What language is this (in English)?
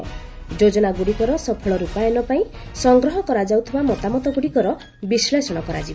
Odia